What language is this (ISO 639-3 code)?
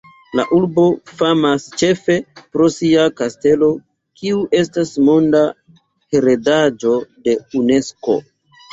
epo